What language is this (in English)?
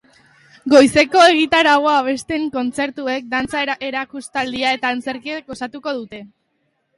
Basque